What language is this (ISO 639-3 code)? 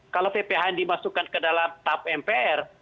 ind